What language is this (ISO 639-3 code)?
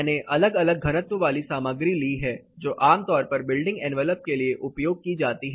hin